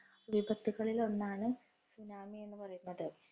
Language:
Malayalam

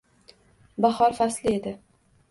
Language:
Uzbek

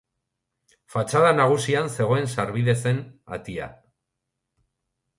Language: Basque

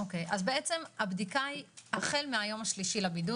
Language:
Hebrew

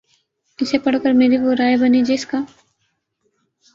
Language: Urdu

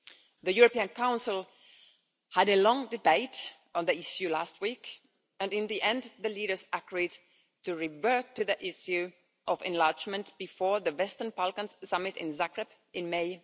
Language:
English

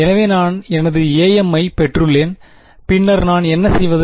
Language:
Tamil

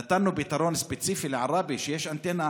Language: Hebrew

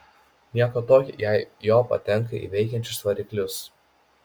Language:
Lithuanian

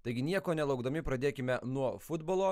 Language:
Lithuanian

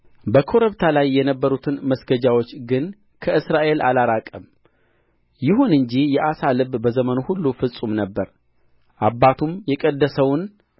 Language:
Amharic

